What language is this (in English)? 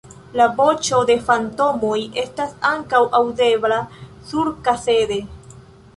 Esperanto